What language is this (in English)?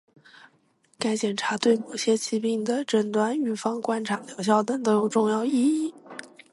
Chinese